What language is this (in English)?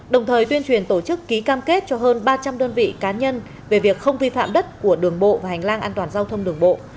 Vietnamese